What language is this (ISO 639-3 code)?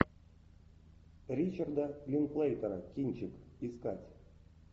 rus